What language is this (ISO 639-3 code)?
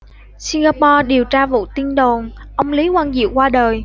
vie